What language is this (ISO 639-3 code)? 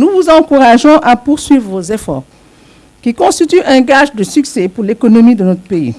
fra